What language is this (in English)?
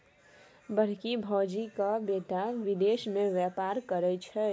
Maithili